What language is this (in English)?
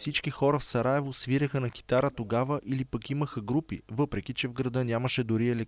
Bulgarian